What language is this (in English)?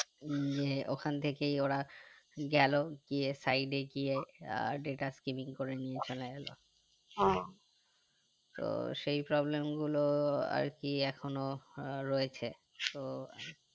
Bangla